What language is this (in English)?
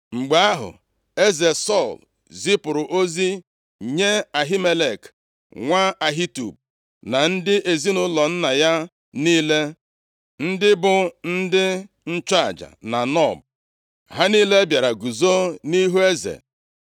Igbo